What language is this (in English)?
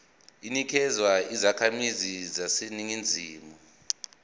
Zulu